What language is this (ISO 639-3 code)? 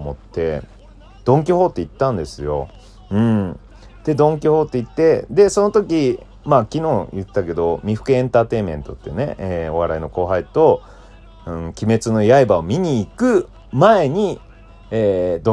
jpn